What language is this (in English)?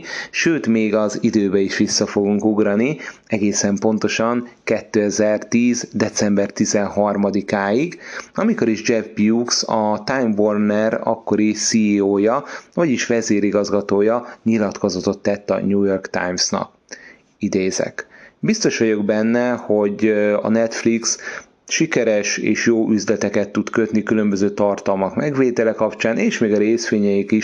Hungarian